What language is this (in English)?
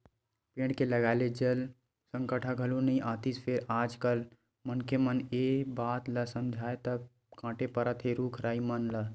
Chhattisgarhi